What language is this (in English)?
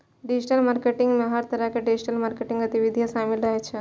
Maithili